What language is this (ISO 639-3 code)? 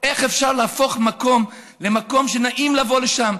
heb